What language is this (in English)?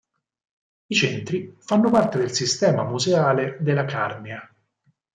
Italian